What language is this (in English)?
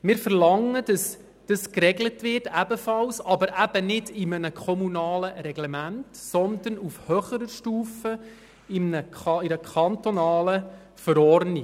Swiss German